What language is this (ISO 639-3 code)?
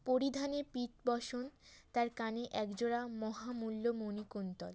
ben